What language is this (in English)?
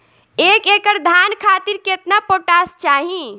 Bhojpuri